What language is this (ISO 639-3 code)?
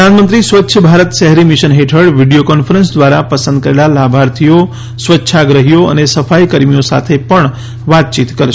guj